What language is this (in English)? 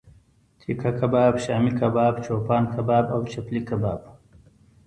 Pashto